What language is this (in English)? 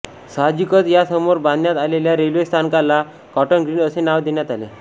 Marathi